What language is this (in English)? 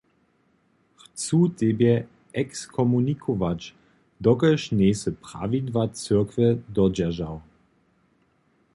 Upper Sorbian